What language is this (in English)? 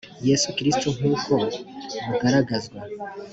Kinyarwanda